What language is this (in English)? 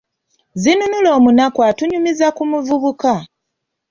Ganda